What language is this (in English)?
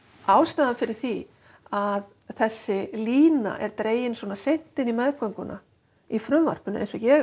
Icelandic